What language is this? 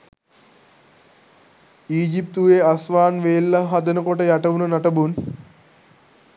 Sinhala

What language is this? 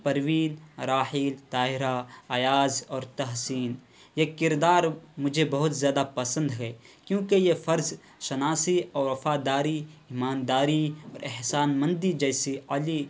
Urdu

